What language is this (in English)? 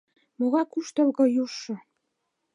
Mari